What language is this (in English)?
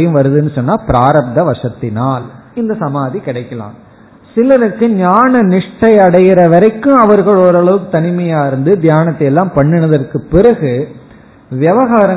Tamil